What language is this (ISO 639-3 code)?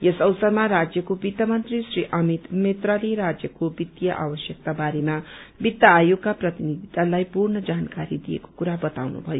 nep